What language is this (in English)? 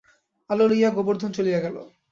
Bangla